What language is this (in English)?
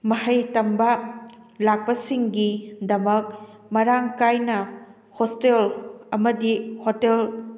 Manipuri